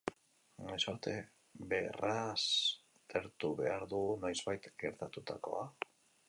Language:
Basque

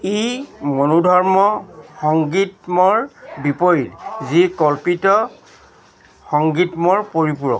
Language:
Assamese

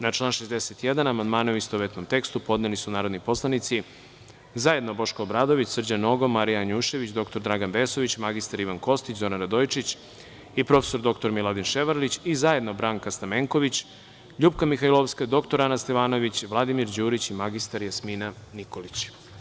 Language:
Serbian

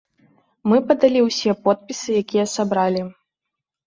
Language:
Belarusian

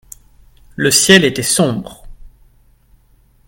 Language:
French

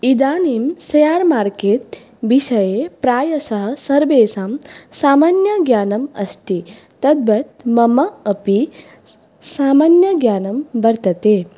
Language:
Sanskrit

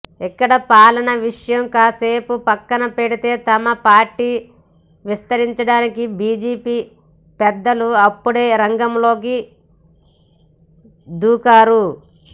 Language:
Telugu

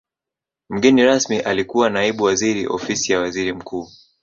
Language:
Swahili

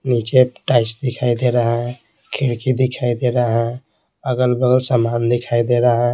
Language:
Hindi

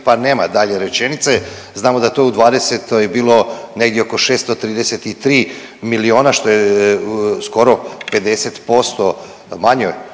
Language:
Croatian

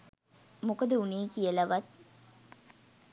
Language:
Sinhala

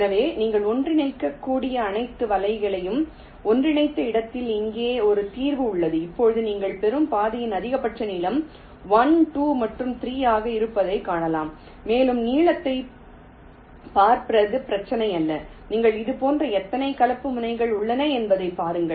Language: Tamil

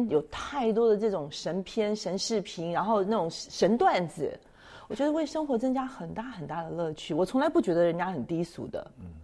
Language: Chinese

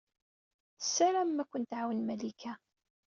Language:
Kabyle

